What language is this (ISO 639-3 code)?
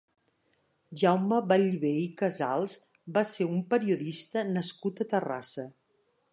cat